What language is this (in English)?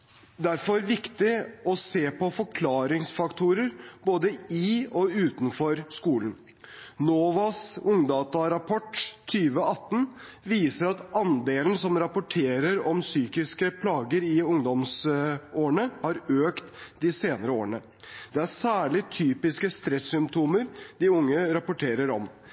Norwegian Bokmål